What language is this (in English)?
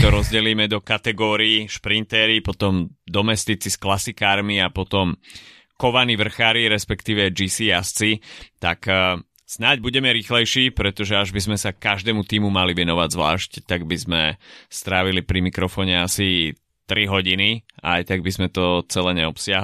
Slovak